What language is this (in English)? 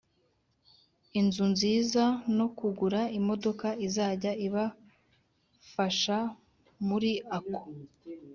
Kinyarwanda